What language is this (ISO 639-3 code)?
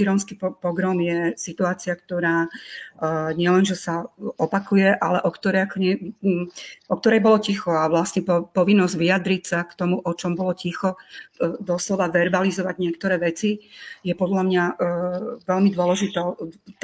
slk